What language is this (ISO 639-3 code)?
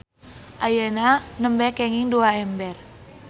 sun